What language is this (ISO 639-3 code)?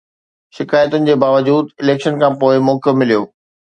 snd